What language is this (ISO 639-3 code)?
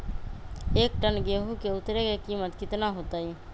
mag